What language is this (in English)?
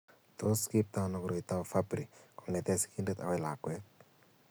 Kalenjin